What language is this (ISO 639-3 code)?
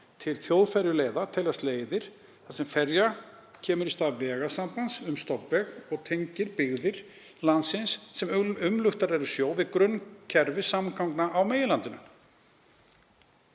isl